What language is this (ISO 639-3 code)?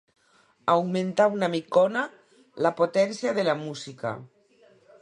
cat